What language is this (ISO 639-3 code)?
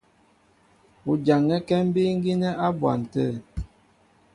mbo